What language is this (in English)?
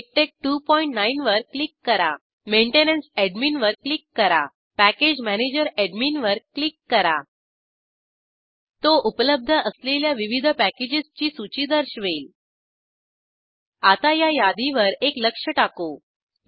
Marathi